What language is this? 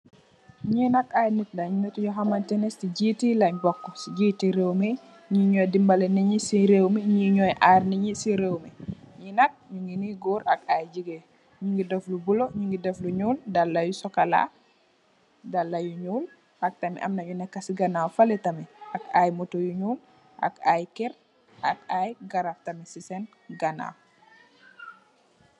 Wolof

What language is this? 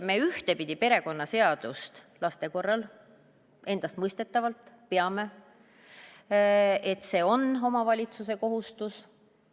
Estonian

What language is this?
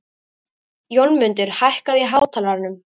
Icelandic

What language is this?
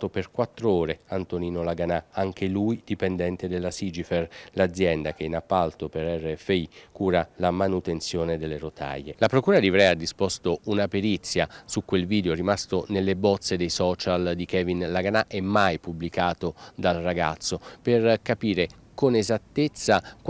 Italian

